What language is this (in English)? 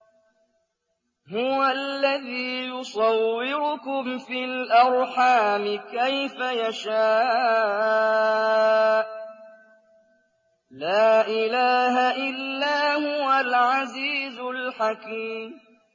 Arabic